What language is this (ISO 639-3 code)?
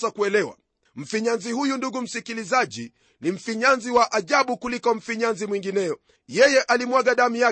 swa